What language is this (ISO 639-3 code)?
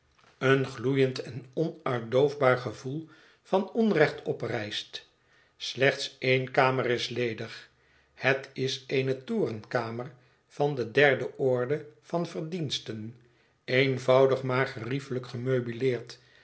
nld